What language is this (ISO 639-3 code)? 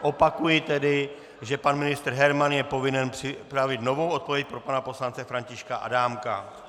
ces